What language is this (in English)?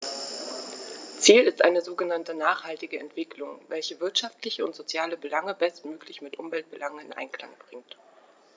German